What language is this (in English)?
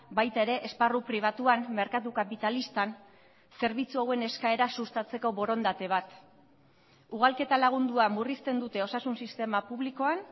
Basque